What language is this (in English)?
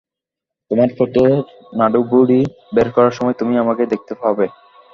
Bangla